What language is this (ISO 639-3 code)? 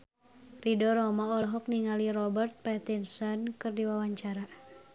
sun